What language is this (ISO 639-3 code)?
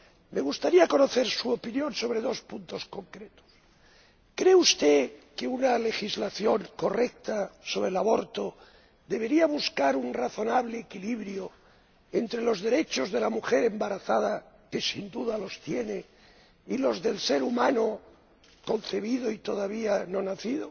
spa